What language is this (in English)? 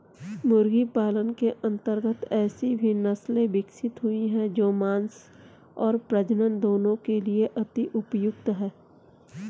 Hindi